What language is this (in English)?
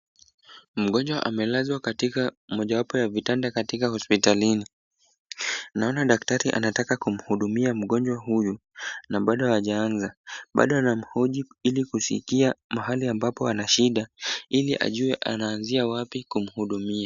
Swahili